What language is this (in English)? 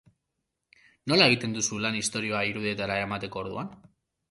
Basque